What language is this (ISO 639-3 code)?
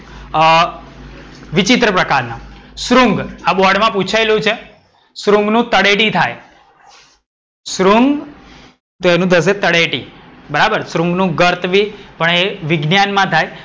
guj